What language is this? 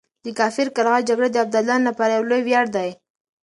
Pashto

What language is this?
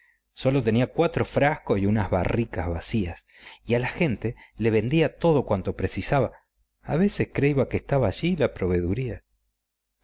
Spanish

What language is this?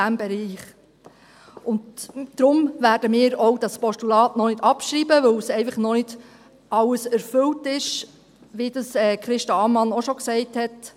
Swiss German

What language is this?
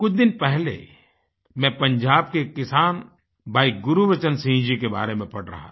Hindi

